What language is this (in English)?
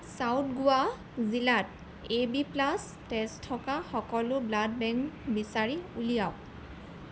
Assamese